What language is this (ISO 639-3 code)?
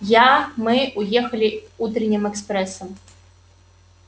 rus